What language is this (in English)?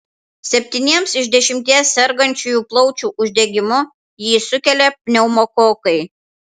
Lithuanian